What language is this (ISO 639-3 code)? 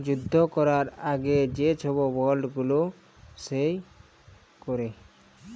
ben